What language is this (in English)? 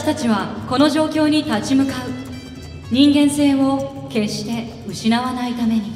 Japanese